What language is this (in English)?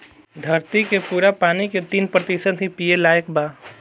Bhojpuri